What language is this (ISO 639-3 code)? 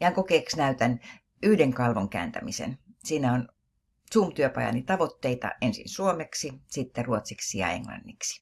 fin